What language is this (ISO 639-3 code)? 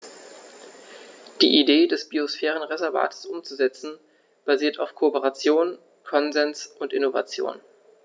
deu